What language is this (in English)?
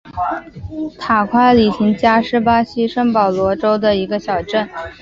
Chinese